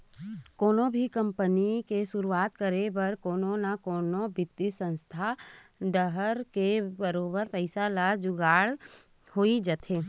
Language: Chhattisgarhi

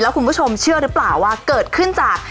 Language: Thai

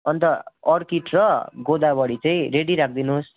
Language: Nepali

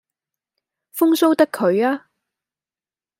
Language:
Cantonese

